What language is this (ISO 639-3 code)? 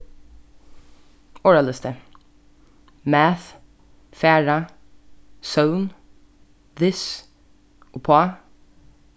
fao